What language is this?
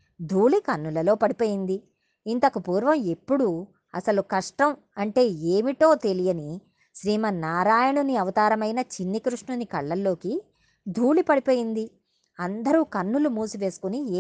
Telugu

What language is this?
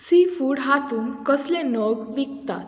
Konkani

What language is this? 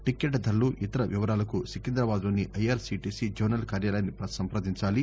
Telugu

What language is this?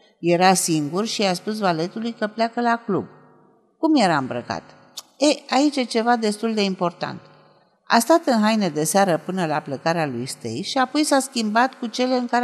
Romanian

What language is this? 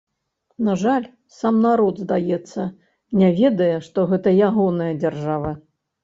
Belarusian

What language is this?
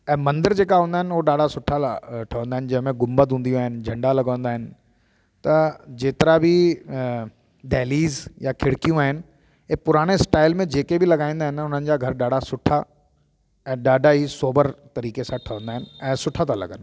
Sindhi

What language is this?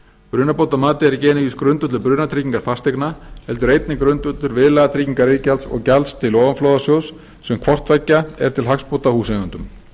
Icelandic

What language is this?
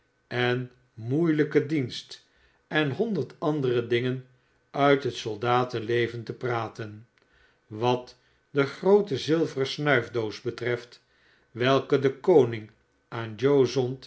Dutch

